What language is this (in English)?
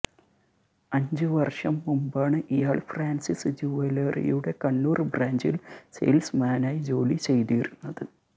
Malayalam